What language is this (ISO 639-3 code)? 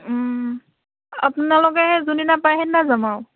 asm